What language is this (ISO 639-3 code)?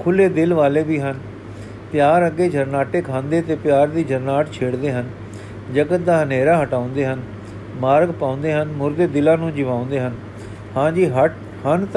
pan